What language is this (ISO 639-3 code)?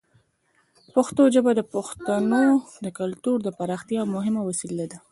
pus